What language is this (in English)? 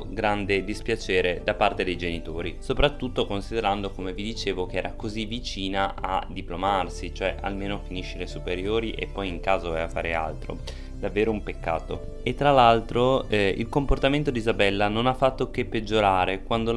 Italian